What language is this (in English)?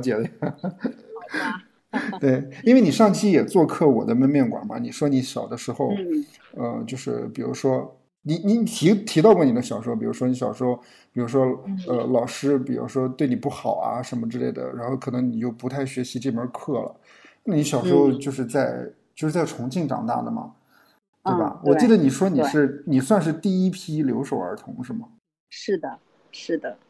Chinese